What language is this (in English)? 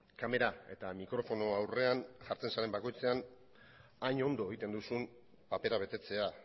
Basque